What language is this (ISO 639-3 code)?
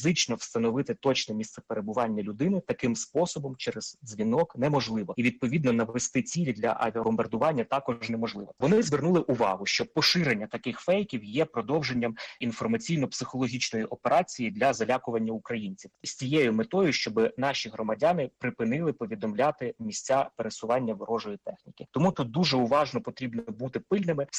ukr